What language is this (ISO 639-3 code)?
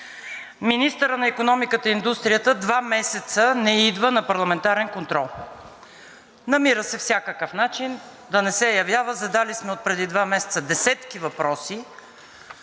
bul